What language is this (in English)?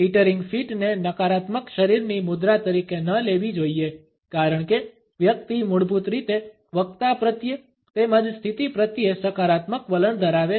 Gujarati